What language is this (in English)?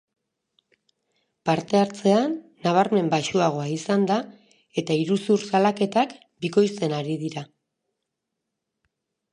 Basque